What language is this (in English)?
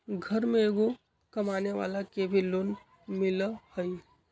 Magahi